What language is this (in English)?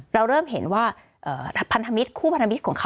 Thai